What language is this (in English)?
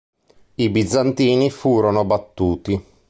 Italian